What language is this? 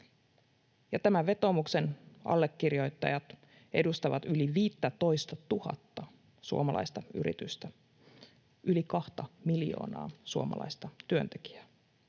Finnish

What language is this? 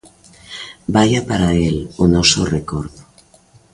Galician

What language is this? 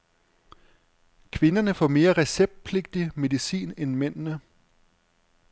Danish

